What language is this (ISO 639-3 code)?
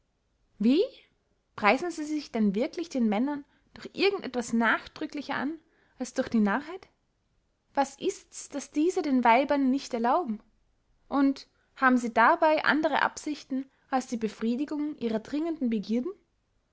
deu